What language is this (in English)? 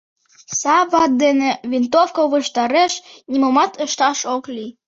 Mari